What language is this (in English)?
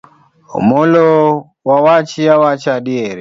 Luo (Kenya and Tanzania)